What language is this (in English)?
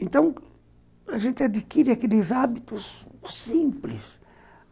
Portuguese